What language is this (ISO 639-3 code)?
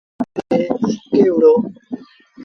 sbn